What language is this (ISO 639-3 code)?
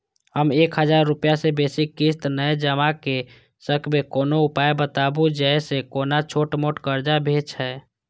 mai